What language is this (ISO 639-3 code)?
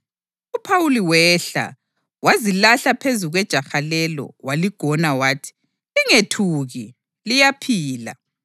nde